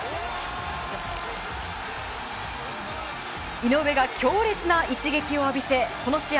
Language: Japanese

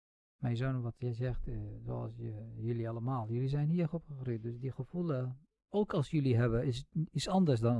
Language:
Dutch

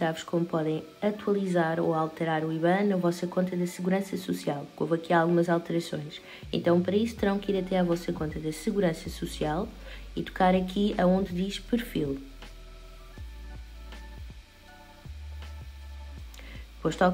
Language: Portuguese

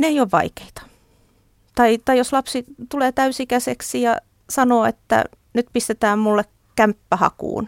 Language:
Finnish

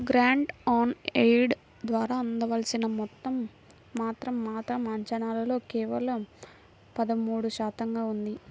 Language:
Telugu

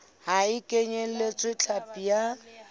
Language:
Southern Sotho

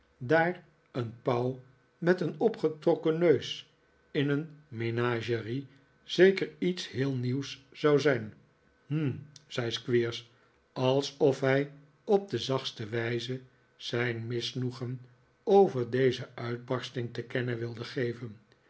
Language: Dutch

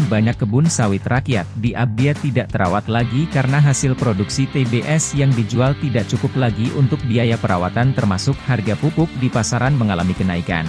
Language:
Indonesian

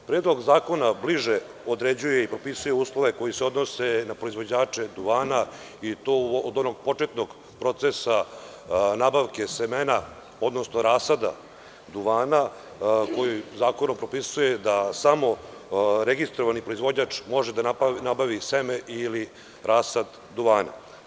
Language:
Serbian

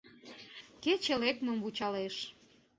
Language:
Mari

